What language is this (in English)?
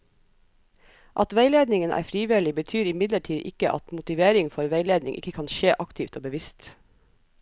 Norwegian